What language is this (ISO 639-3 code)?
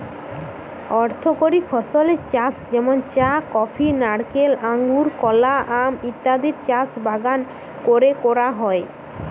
ben